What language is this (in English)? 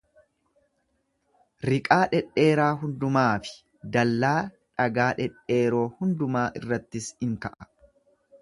Oromo